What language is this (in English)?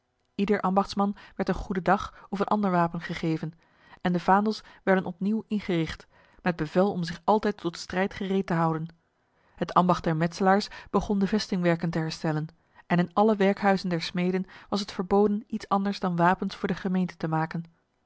Dutch